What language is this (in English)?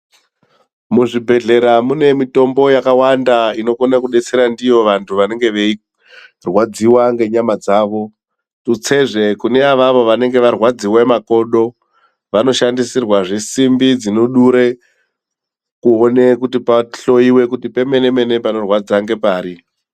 Ndau